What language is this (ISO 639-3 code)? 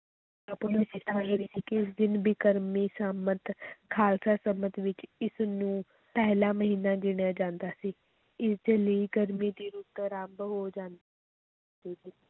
pan